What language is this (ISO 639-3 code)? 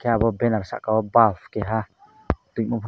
trp